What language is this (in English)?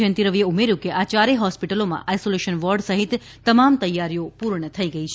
Gujarati